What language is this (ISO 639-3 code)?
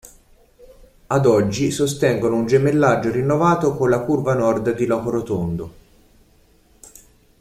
ita